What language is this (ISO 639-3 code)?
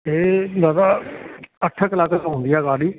snd